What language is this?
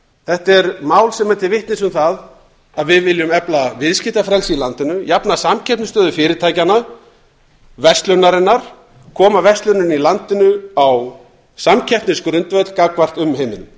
Icelandic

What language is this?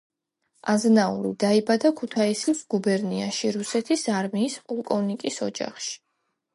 Georgian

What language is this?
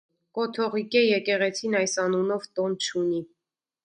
Armenian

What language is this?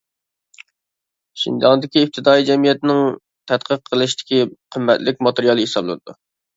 Uyghur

